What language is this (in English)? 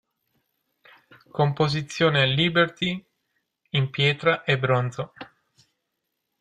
Italian